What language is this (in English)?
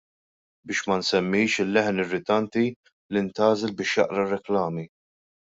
Maltese